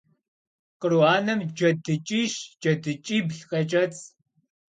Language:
Kabardian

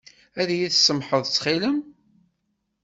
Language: Kabyle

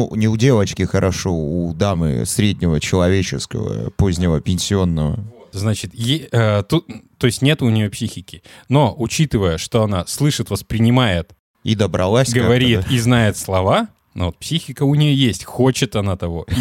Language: Russian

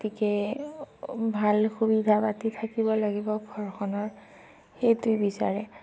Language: Assamese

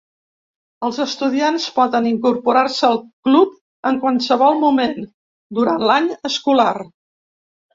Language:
Catalan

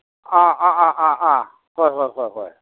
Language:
Manipuri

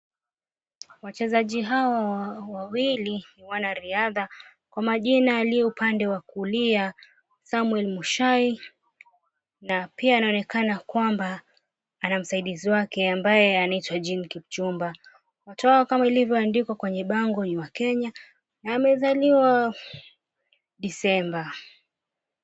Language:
Swahili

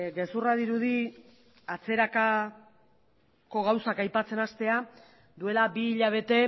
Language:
Basque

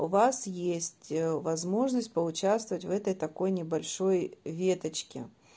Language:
Russian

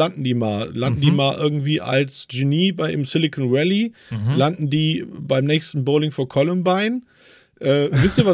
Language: German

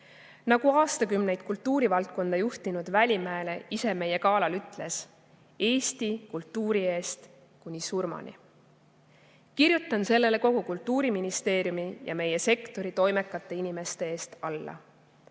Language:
Estonian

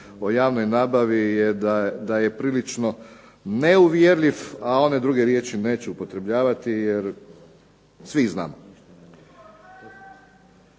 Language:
Croatian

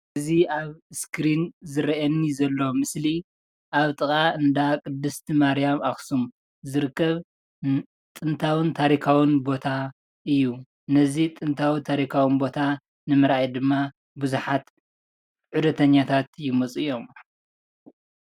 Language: Tigrinya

